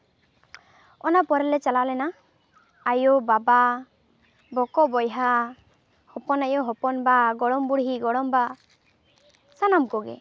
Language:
Santali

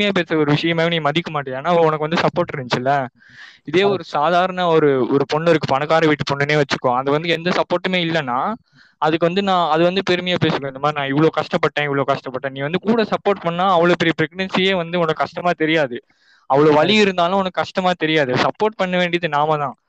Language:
Tamil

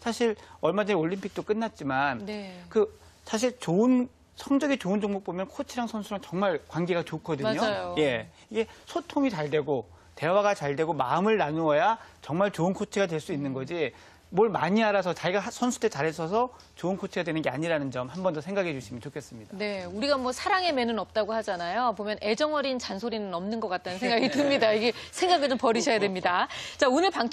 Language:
Korean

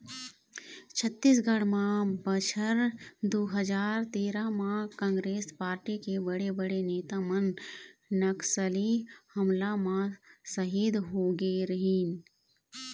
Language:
Chhattisgarhi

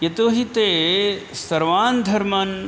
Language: Sanskrit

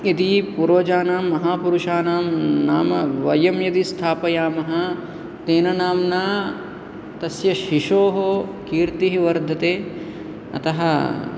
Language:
Sanskrit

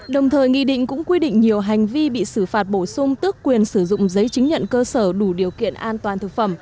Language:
Vietnamese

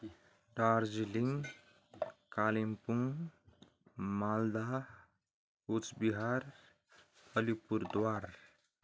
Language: Nepali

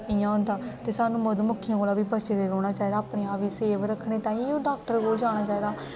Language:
Dogri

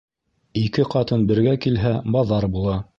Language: Bashkir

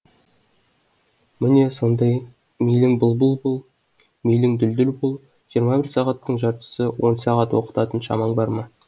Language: Kazakh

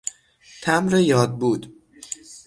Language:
Persian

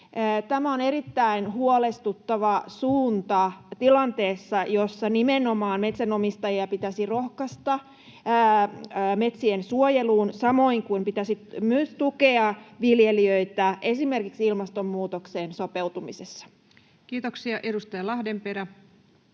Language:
Finnish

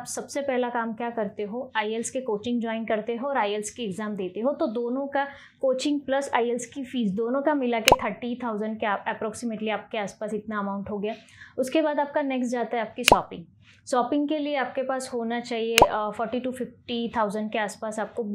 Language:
Hindi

